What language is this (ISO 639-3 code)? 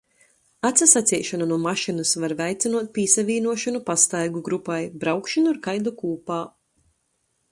ltg